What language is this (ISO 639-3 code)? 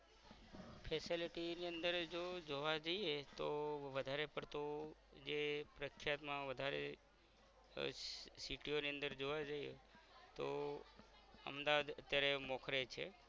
guj